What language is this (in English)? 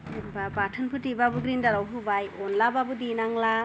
Bodo